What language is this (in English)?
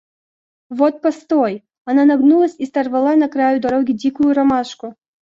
Russian